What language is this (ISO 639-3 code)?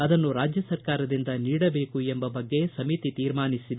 kan